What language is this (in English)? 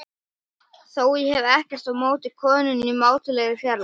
Icelandic